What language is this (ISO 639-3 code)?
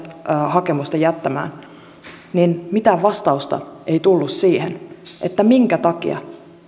fin